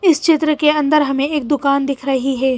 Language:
Hindi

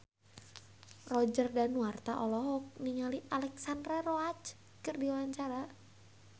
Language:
Sundanese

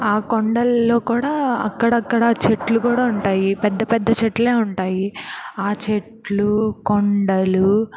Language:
Telugu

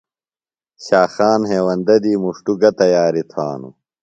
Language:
Phalura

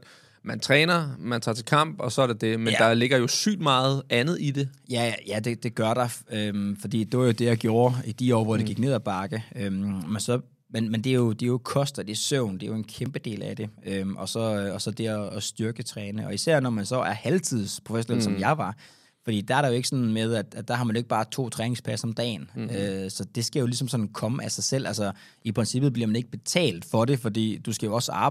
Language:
Danish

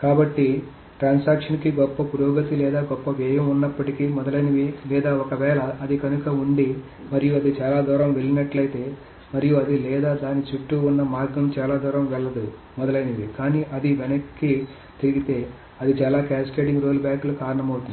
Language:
Telugu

